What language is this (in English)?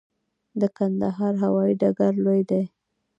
Pashto